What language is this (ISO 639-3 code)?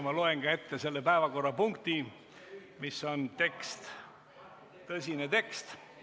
est